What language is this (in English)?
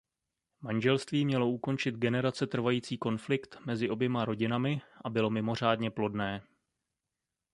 Czech